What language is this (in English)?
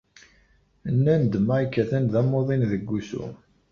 Kabyle